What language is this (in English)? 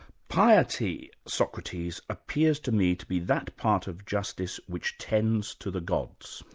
English